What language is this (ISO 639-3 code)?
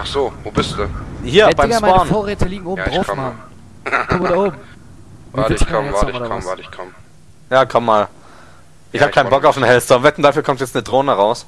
deu